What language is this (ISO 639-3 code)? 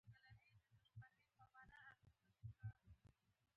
pus